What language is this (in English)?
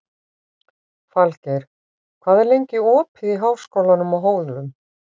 Icelandic